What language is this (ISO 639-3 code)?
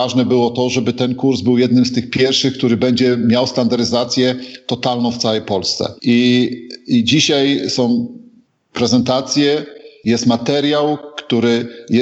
pol